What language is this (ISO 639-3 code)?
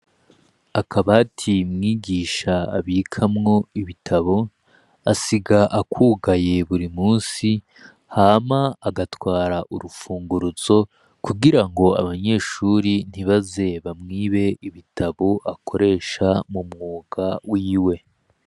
run